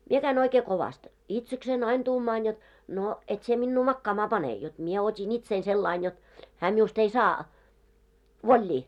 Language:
Finnish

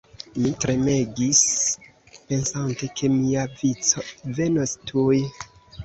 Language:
Esperanto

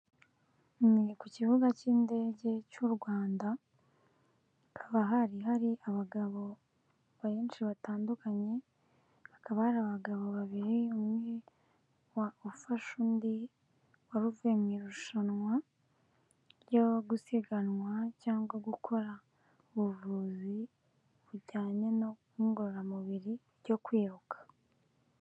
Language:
Kinyarwanda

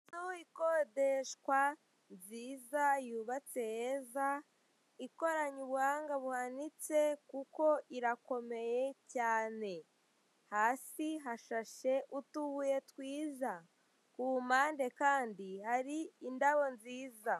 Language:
Kinyarwanda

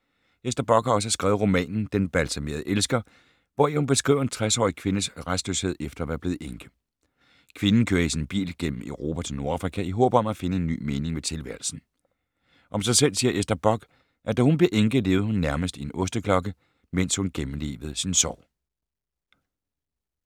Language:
Danish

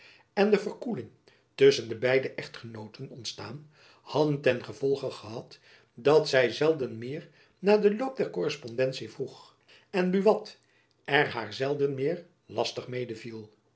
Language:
Dutch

